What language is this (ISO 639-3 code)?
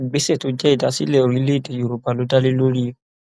yor